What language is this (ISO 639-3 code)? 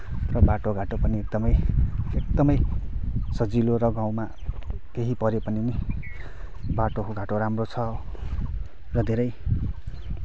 nep